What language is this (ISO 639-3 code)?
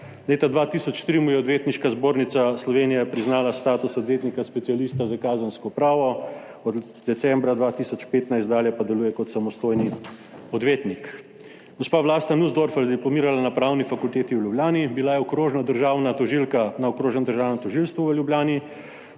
slv